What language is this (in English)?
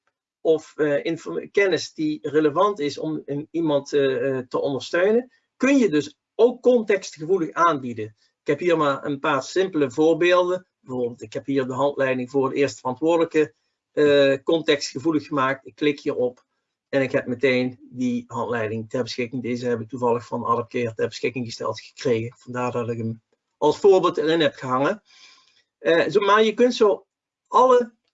Dutch